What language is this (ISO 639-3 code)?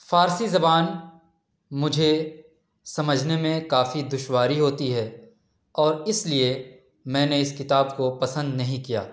urd